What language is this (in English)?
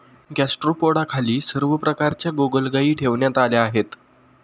Marathi